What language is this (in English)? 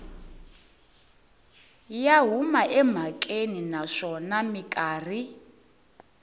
Tsonga